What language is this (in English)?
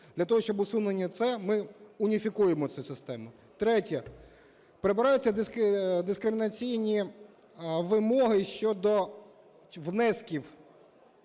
Ukrainian